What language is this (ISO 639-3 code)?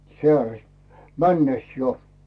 fin